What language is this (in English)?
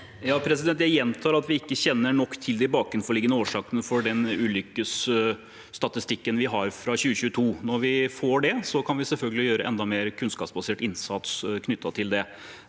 Norwegian